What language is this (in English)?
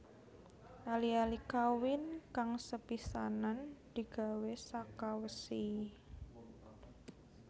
Javanese